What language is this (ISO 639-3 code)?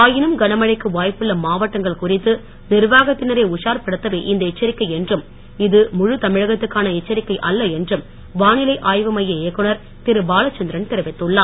tam